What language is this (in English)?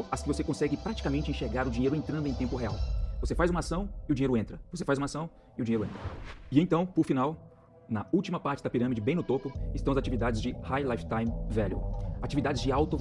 Portuguese